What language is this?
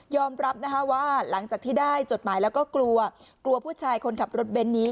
Thai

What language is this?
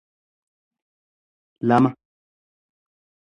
Oromo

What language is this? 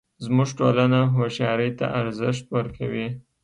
Pashto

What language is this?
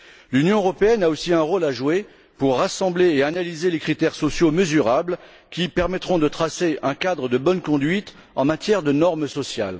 French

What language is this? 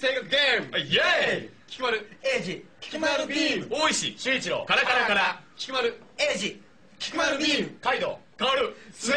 Japanese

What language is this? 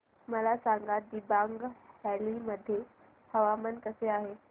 Marathi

